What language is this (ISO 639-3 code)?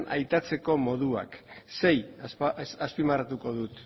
eus